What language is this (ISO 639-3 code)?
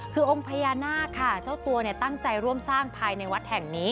tha